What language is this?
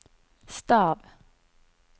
Norwegian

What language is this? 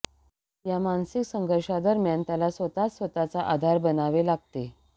Marathi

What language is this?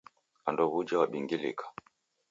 Taita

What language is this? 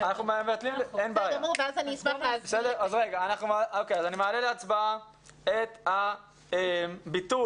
Hebrew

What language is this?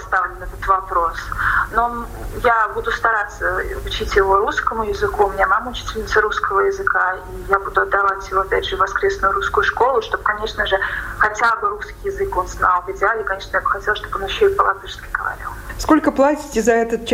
Russian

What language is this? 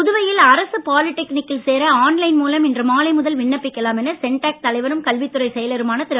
Tamil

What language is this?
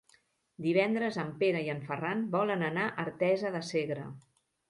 Catalan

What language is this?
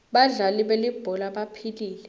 Swati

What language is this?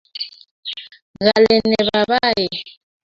Kalenjin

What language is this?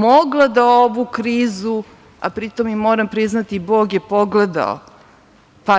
Serbian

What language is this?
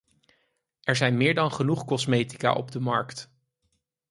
Dutch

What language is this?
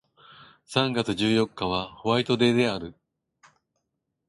Japanese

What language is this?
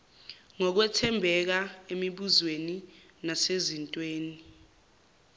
Zulu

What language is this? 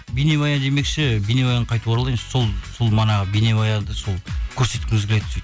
Kazakh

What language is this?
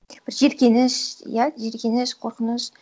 Kazakh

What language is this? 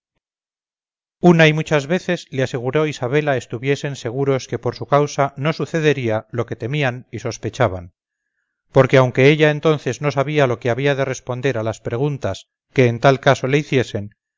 Spanish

